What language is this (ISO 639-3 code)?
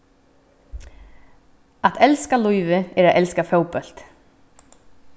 fao